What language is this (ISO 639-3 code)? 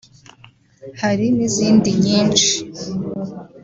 kin